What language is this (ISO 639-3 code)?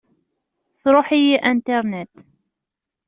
kab